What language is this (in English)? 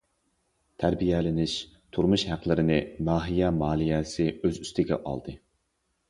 Uyghur